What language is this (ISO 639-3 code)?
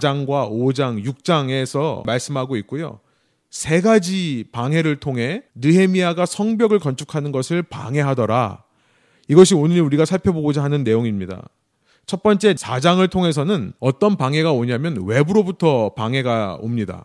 kor